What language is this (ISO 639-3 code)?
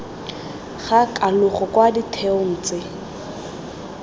tsn